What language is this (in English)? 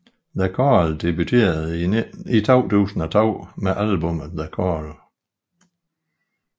Danish